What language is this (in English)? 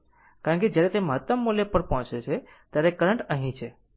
Gujarati